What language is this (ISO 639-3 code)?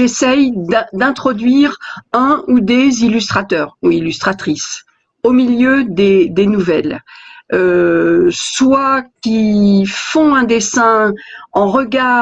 fra